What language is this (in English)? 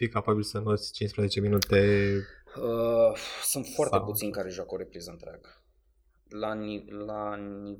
Romanian